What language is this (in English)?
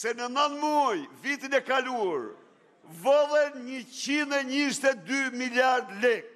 Romanian